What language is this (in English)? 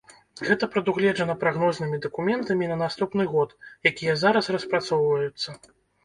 Belarusian